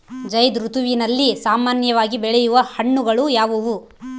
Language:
Kannada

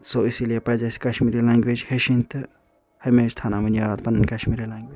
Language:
Kashmiri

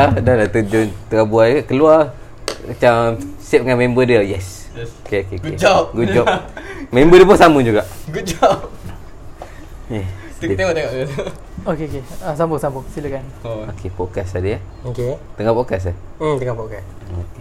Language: Malay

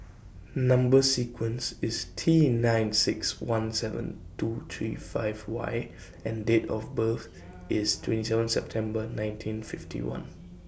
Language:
English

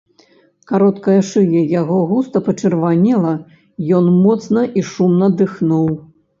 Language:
Belarusian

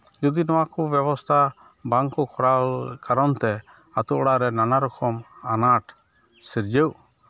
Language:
Santali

